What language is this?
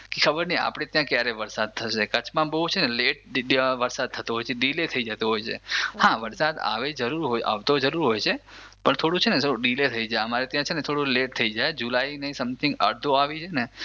Gujarati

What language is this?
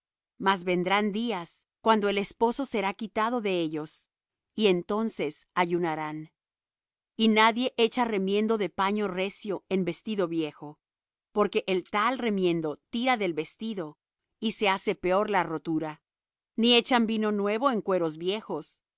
Spanish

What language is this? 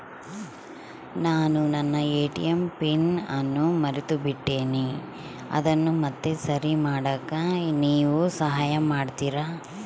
Kannada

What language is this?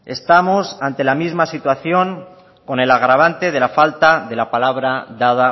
Spanish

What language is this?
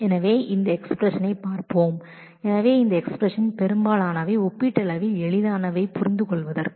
Tamil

